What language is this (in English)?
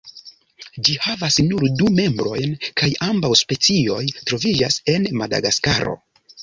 Esperanto